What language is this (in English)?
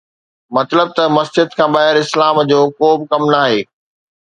Sindhi